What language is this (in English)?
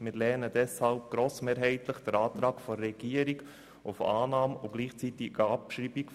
Swiss German